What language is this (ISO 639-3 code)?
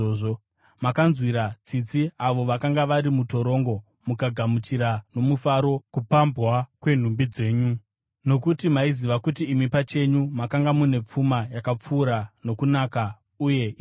sna